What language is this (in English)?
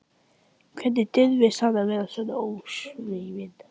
Icelandic